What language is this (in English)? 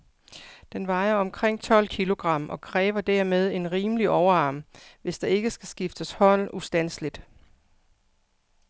Danish